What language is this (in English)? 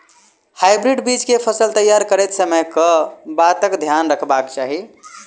Maithili